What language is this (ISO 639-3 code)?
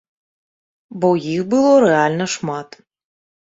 bel